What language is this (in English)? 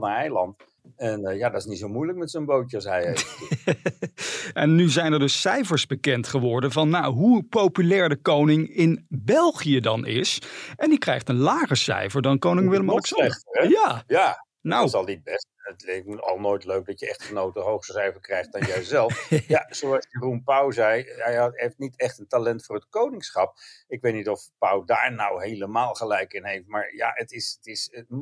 Dutch